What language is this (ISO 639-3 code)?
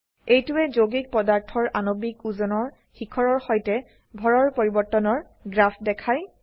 asm